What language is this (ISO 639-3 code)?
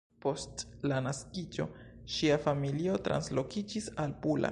epo